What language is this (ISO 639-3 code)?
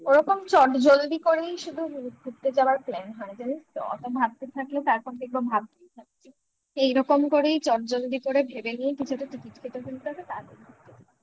ben